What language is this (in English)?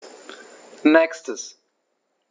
German